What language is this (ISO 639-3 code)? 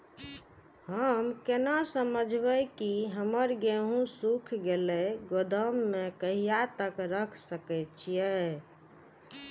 mai